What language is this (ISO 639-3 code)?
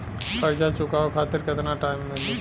bho